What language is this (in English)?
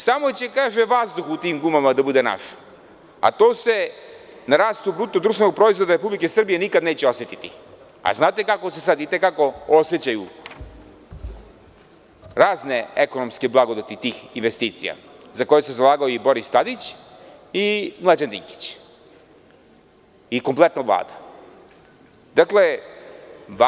Serbian